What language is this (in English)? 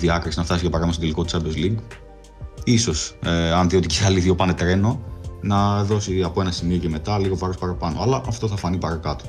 Greek